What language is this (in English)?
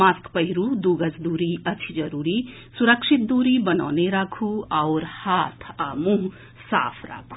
Maithili